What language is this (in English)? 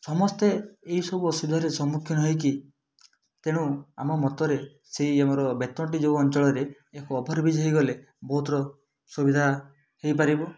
Odia